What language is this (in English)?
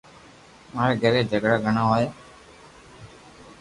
Loarki